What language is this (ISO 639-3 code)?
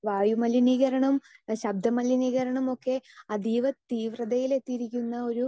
mal